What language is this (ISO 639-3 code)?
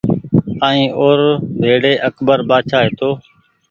gig